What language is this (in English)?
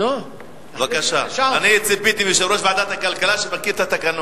Hebrew